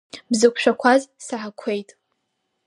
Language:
Abkhazian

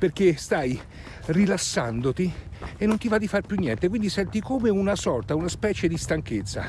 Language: Italian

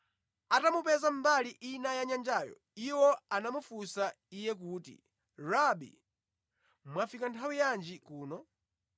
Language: Nyanja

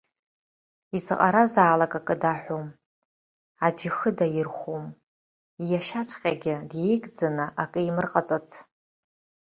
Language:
Abkhazian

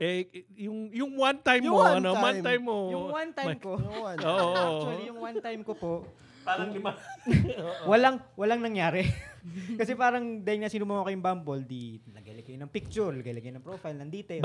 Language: Filipino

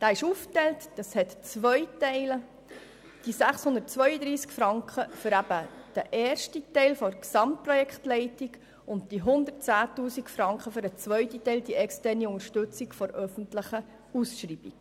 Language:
Swiss German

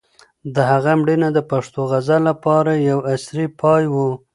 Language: Pashto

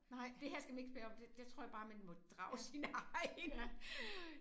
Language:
Danish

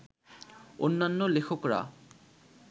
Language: Bangla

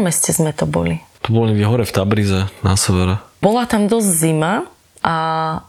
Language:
Slovak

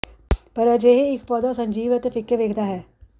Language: Punjabi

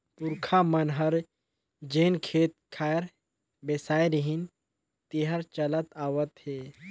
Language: Chhattisgarhi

